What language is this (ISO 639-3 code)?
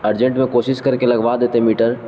urd